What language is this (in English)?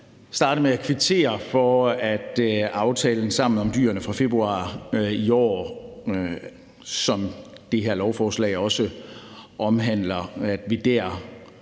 Danish